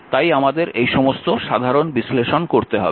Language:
Bangla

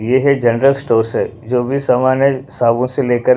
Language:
Hindi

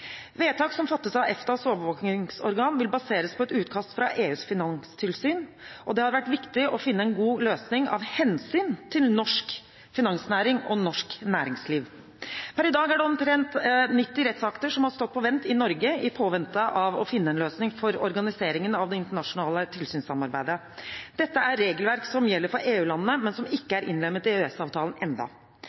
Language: Norwegian Bokmål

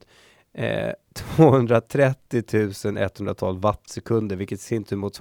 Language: Swedish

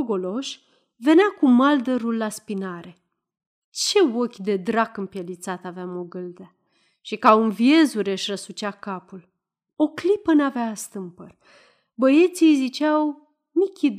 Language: Romanian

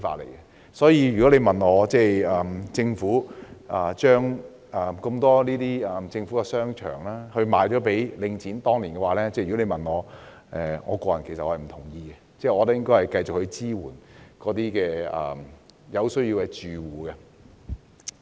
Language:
Cantonese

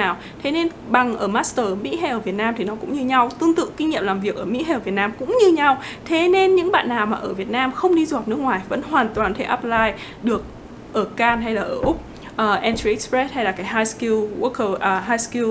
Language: Vietnamese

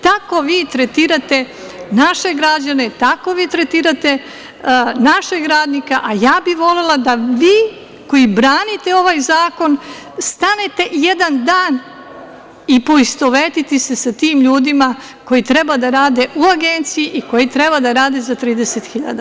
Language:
Serbian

